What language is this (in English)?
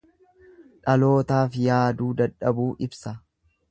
Oromo